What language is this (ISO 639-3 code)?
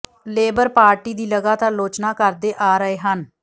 pan